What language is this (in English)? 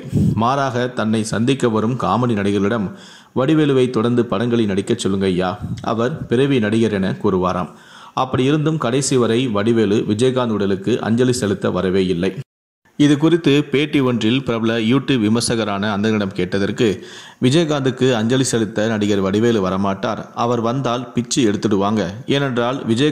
Tamil